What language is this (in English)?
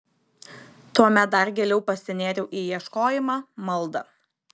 Lithuanian